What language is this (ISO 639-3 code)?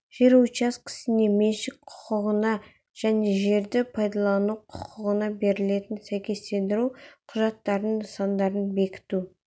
kaz